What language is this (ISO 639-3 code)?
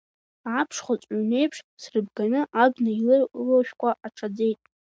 abk